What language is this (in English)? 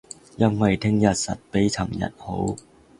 Cantonese